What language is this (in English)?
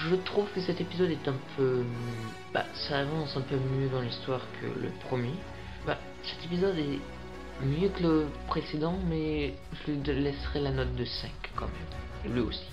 French